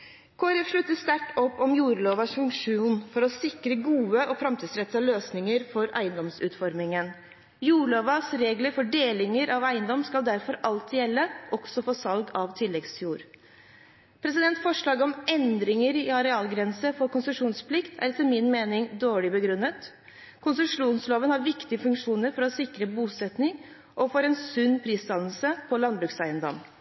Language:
Norwegian Bokmål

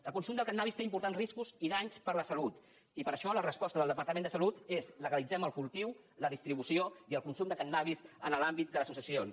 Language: Catalan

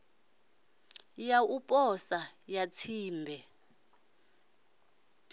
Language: Venda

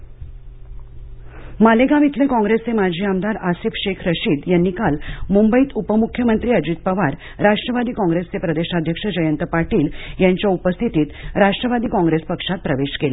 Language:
Marathi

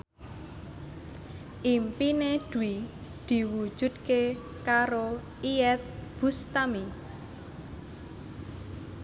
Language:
Javanese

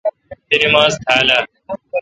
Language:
Kalkoti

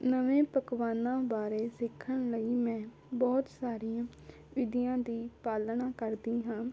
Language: Punjabi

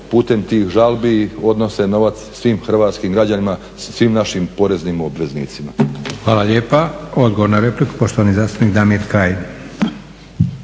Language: Croatian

